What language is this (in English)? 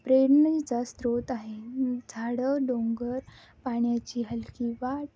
Marathi